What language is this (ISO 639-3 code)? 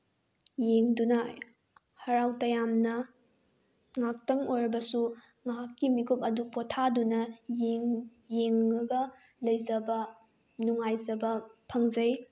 mni